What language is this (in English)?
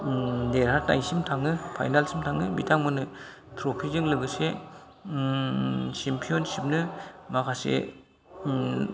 Bodo